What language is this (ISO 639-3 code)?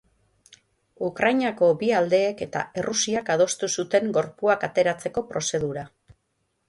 eus